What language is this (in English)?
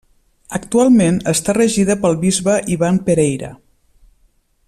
Catalan